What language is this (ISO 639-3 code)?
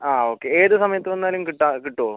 mal